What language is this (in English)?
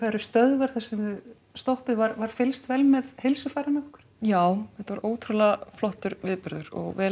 Icelandic